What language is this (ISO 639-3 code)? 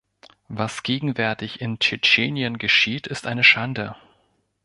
deu